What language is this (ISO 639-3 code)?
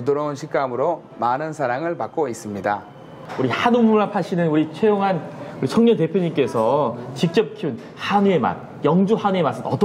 kor